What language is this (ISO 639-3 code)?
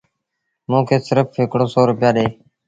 sbn